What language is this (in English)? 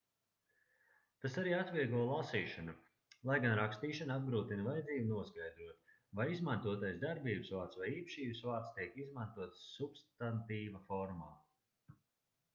Latvian